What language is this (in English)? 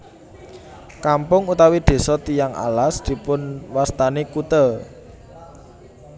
Javanese